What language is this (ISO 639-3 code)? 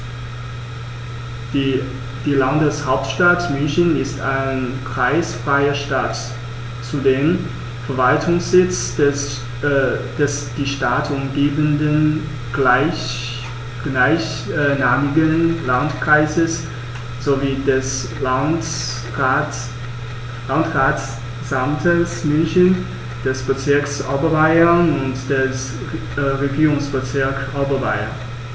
deu